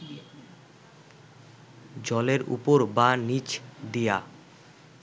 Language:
Bangla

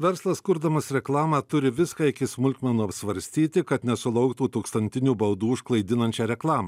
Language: Lithuanian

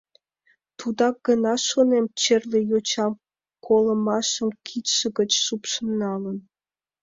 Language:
Mari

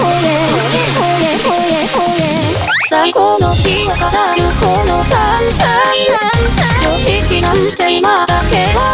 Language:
Japanese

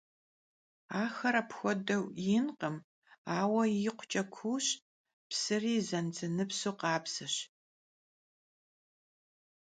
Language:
Kabardian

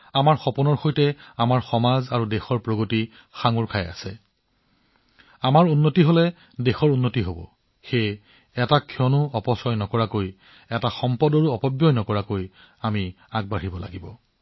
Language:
Assamese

